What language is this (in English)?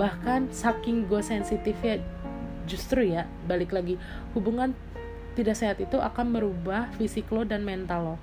Indonesian